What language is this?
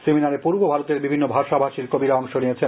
Bangla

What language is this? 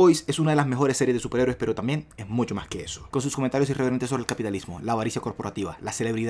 Spanish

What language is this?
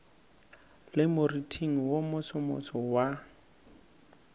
Northern Sotho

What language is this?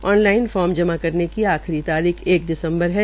Hindi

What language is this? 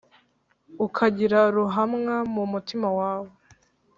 Kinyarwanda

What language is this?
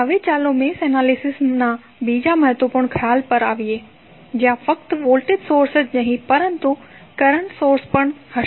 Gujarati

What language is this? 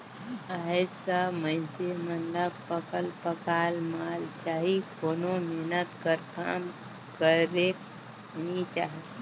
Chhattisgarhi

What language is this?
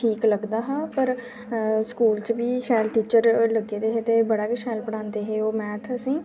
Dogri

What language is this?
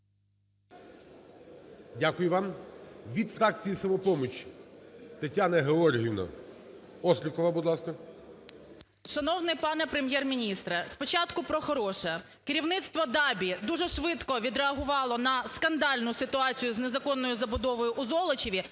Ukrainian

